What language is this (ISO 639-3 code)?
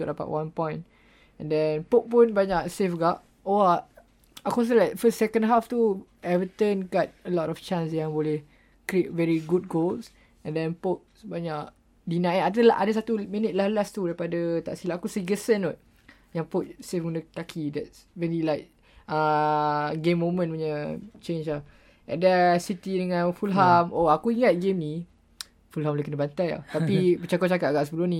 msa